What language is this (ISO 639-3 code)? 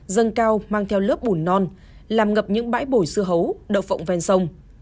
vie